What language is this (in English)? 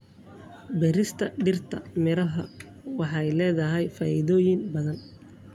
Somali